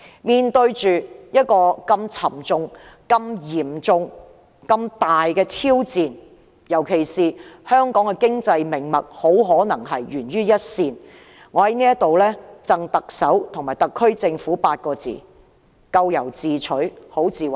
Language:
Cantonese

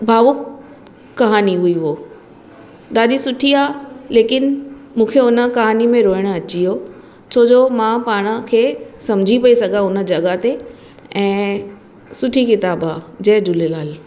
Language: Sindhi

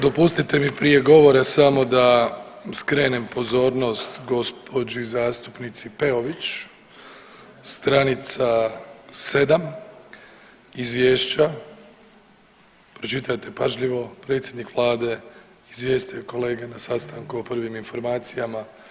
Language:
Croatian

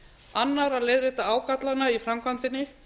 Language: Icelandic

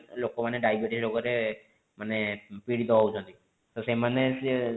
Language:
Odia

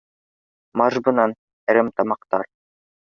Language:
Bashkir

